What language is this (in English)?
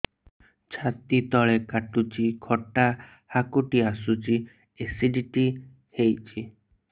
Odia